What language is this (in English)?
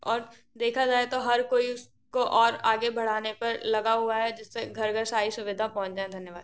Hindi